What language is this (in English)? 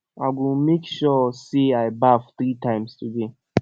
Nigerian Pidgin